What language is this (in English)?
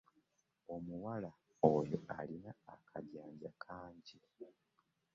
Ganda